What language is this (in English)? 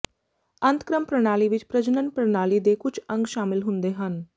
Punjabi